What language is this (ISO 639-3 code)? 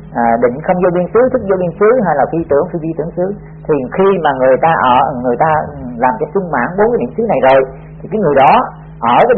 vie